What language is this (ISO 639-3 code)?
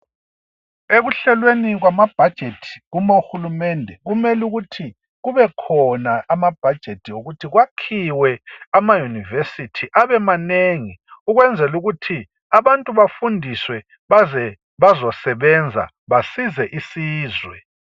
nde